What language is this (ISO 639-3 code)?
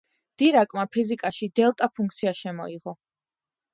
kat